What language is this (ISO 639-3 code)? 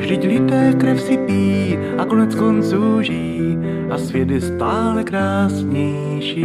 ces